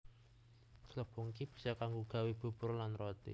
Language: Javanese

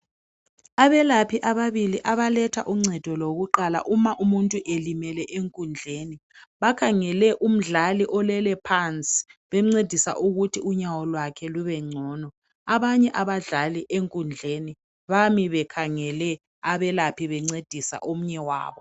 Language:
North Ndebele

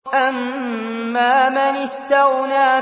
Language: Arabic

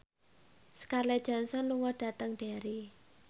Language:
Javanese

